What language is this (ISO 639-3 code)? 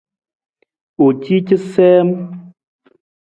nmz